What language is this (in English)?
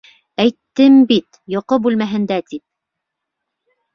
Bashkir